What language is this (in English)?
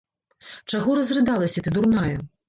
Belarusian